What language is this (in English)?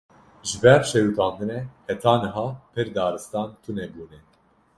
Kurdish